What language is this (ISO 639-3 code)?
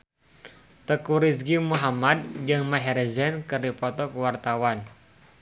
sun